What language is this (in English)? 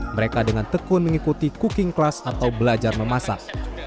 Indonesian